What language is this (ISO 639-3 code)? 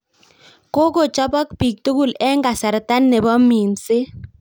kln